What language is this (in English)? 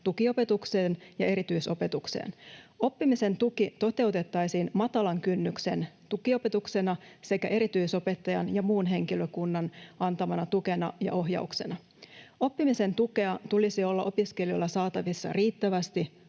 Finnish